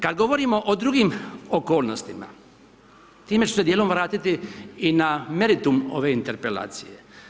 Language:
Croatian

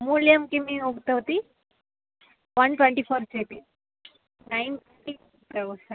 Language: Sanskrit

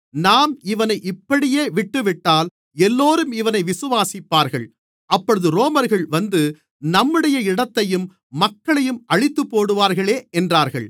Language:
Tamil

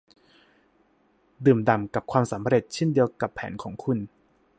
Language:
Thai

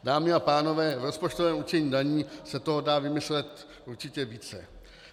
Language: Czech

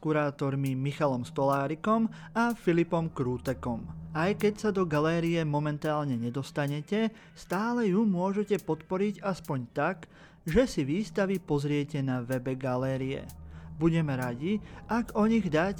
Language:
Slovak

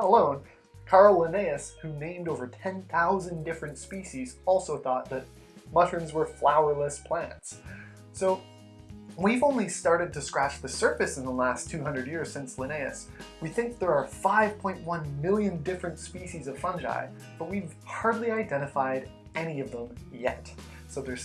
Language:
English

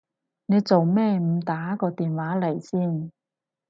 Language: Cantonese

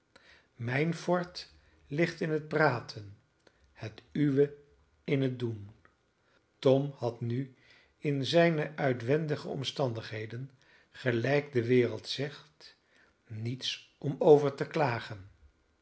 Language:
Dutch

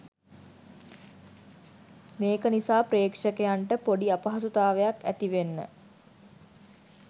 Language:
Sinhala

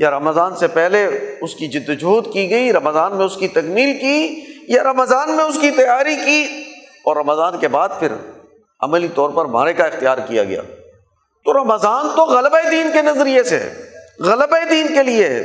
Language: Urdu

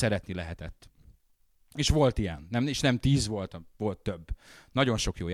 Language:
Hungarian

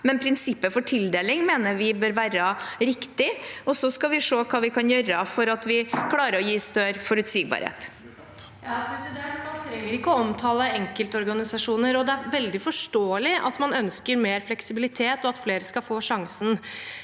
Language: Norwegian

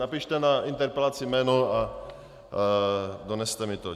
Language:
Czech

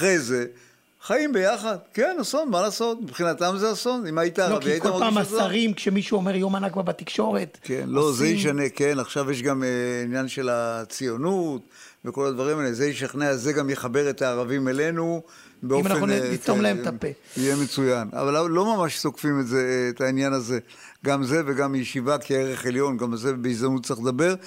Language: Hebrew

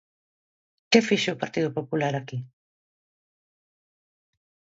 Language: Galician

